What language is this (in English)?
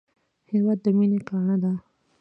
Pashto